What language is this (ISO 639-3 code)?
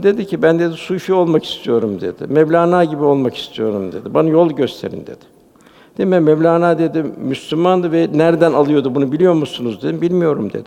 tur